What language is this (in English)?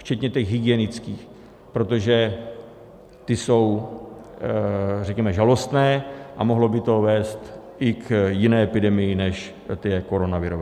Czech